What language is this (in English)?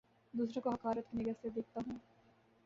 Urdu